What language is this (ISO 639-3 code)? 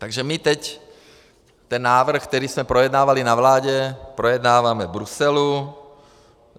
ces